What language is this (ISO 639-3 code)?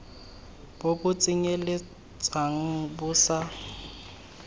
tsn